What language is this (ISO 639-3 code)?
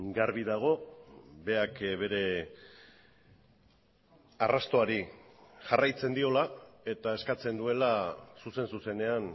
eus